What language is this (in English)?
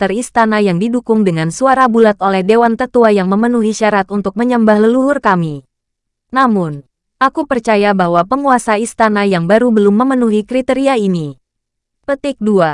Indonesian